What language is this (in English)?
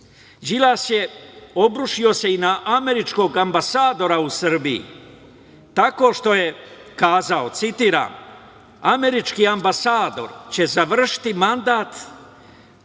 Serbian